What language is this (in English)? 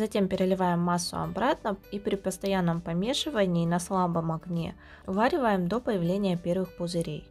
Russian